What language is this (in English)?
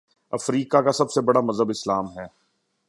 Urdu